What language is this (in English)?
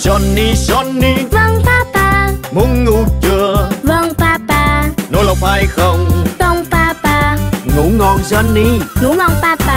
Vietnamese